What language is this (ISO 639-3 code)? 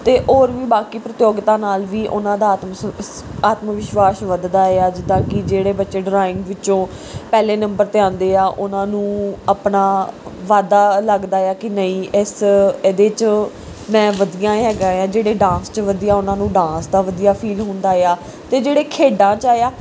pan